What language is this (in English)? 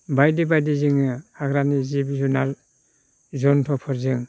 Bodo